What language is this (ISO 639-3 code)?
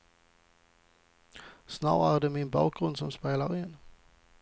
swe